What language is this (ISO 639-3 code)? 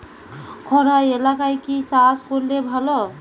ben